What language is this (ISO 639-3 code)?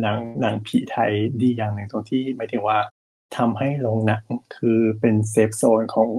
tha